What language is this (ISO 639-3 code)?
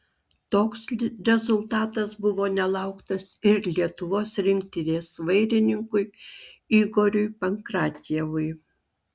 lit